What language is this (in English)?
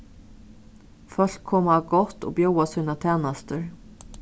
Faroese